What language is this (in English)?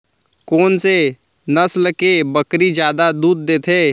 Chhattisgarhi